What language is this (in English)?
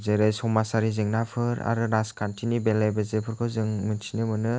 Bodo